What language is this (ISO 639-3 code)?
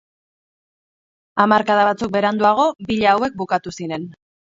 eus